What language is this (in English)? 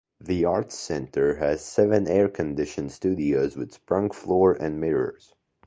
English